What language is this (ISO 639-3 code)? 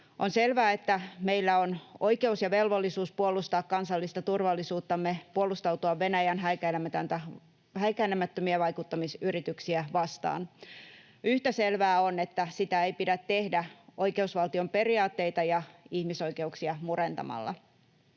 fin